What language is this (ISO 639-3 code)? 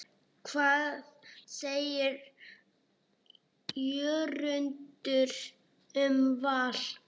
isl